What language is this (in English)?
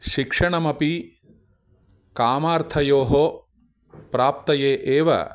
Sanskrit